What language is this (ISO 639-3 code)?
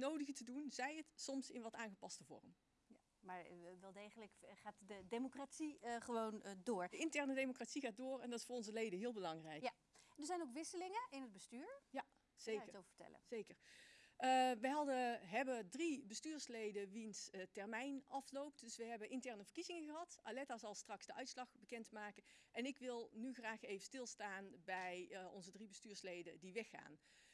nld